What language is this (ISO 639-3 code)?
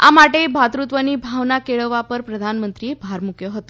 guj